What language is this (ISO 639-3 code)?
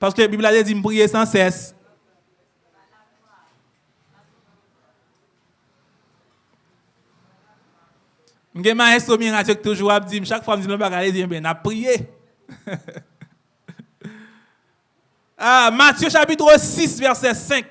fra